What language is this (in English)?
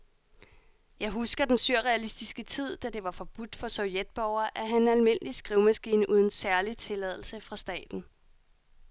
Danish